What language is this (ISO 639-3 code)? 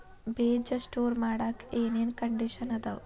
kan